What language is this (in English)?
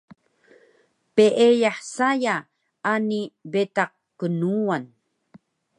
Taroko